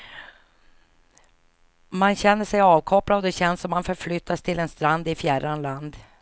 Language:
Swedish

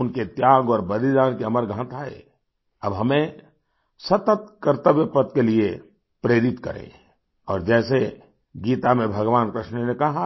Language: Hindi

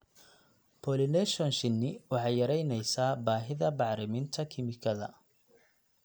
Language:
Somali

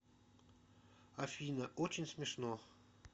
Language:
Russian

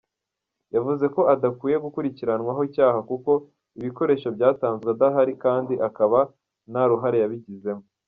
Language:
Kinyarwanda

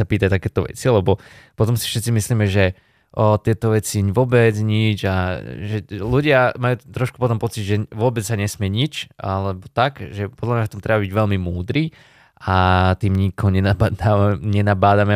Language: Slovak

